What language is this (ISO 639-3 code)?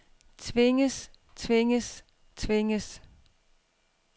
dan